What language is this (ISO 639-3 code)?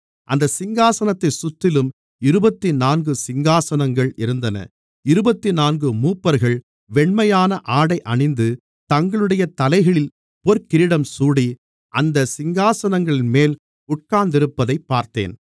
tam